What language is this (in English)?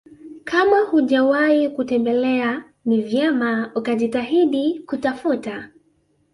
Swahili